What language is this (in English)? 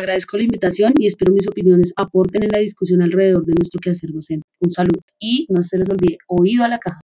Spanish